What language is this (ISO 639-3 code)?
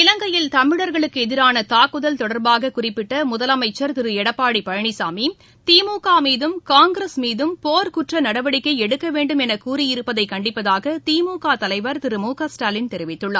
tam